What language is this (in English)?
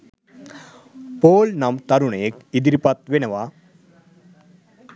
Sinhala